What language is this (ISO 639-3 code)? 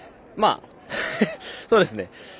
jpn